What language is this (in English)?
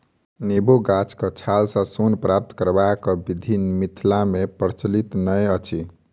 Maithili